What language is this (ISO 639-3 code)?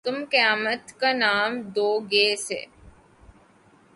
urd